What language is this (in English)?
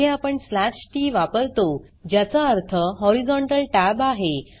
Marathi